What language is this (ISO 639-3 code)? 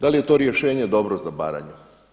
hrv